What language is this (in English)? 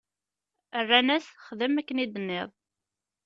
Kabyle